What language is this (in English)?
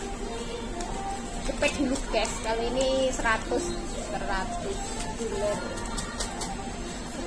Indonesian